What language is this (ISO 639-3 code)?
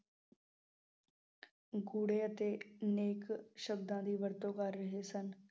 pan